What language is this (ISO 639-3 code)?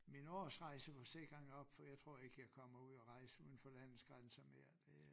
dan